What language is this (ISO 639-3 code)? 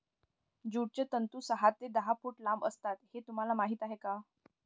mar